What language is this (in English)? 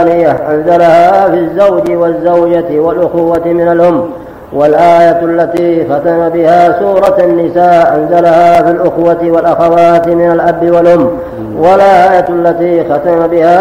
Arabic